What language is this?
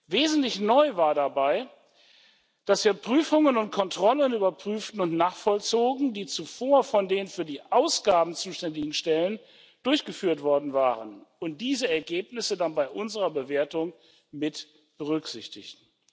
German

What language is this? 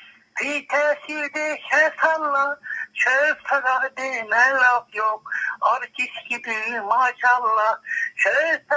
Turkish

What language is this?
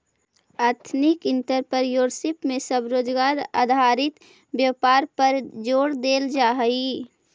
Magahi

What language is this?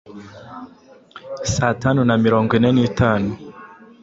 Kinyarwanda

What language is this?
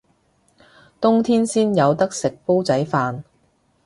Cantonese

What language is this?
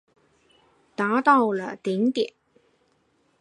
Chinese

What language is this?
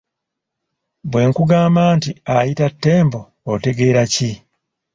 Ganda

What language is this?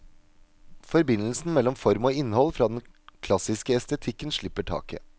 Norwegian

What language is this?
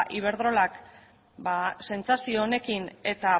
Basque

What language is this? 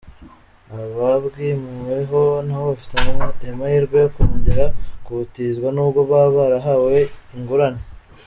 Kinyarwanda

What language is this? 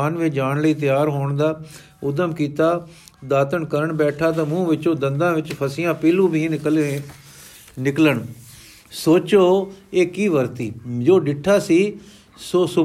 Punjabi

